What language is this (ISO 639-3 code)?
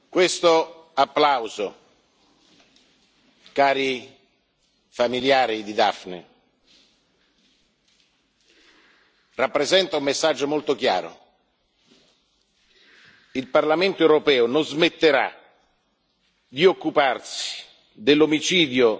ita